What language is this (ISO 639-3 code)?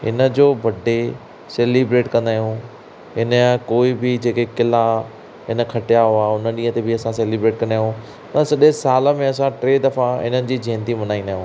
snd